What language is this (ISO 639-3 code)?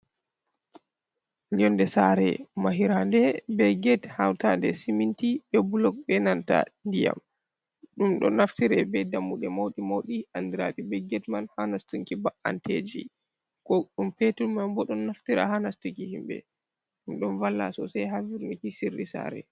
ful